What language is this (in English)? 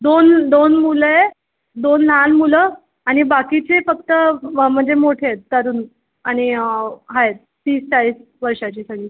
Marathi